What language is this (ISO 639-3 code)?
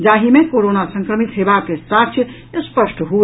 mai